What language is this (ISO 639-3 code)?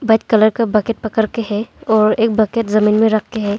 hin